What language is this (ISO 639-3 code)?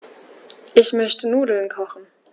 deu